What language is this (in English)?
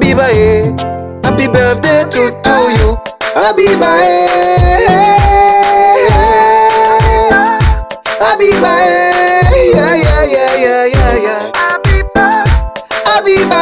Ewe